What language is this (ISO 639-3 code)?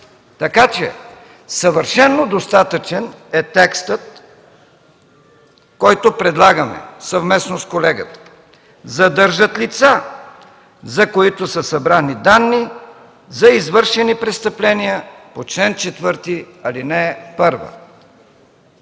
bul